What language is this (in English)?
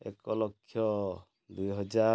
Odia